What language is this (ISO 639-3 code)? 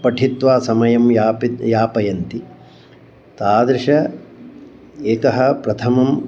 san